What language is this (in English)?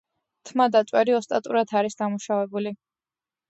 Georgian